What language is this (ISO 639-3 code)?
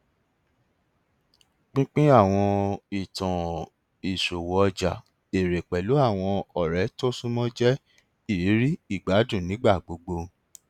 yor